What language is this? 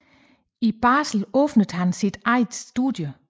Danish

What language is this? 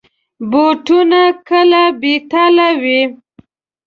Pashto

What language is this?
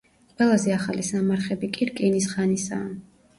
Georgian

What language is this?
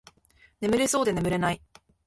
Japanese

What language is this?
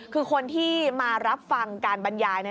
Thai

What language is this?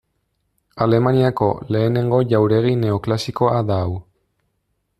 Basque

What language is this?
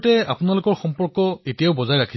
Assamese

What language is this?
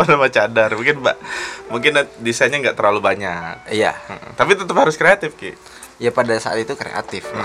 Indonesian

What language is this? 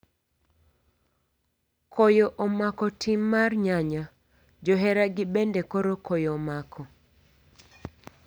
Luo (Kenya and Tanzania)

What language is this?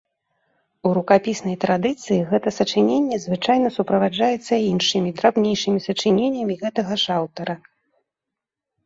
Belarusian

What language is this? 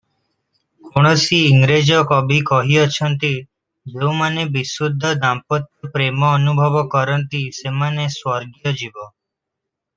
Odia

